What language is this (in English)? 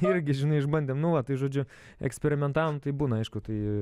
Lithuanian